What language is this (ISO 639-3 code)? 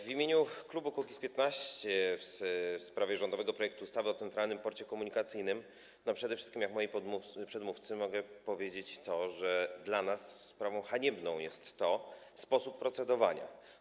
pol